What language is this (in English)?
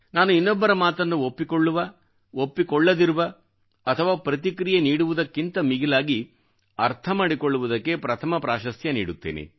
Kannada